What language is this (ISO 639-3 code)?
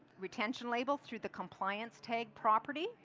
eng